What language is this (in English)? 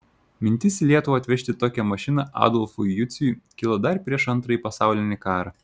Lithuanian